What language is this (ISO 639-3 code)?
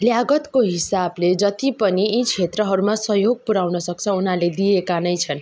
nep